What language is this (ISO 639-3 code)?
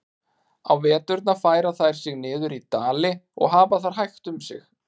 isl